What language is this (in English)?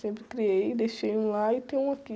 Portuguese